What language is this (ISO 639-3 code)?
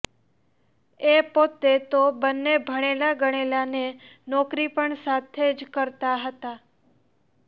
guj